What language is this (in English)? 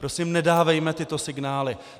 Czech